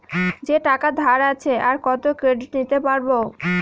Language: Bangla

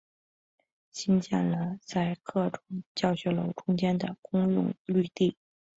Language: Chinese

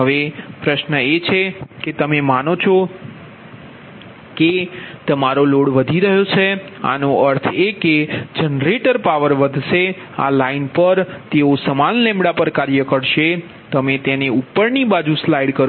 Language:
Gujarati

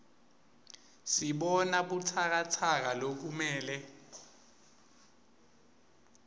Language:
Swati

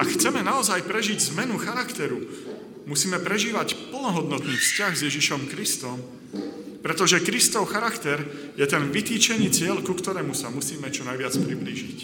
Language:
Slovak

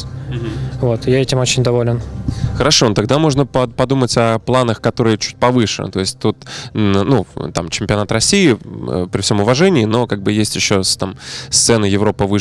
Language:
Russian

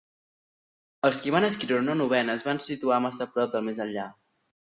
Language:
Catalan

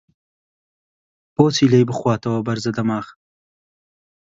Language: Central Kurdish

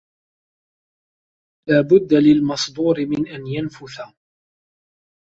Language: Arabic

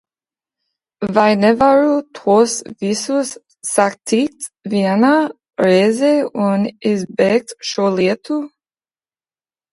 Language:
Latvian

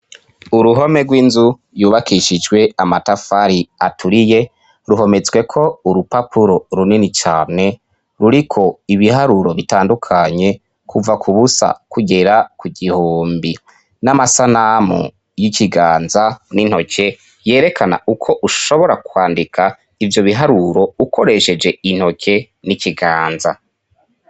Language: Rundi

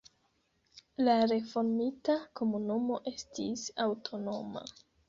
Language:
Esperanto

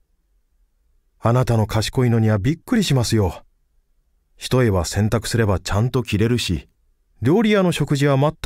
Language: Japanese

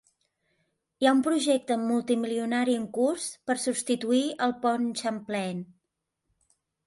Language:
Catalan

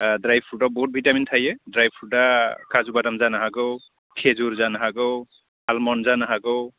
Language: Bodo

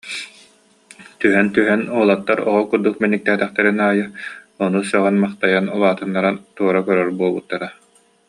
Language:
Yakut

